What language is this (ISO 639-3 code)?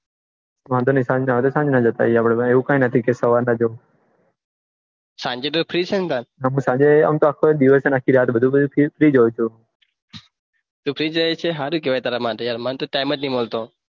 guj